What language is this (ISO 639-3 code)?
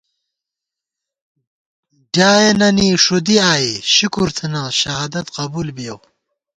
gwt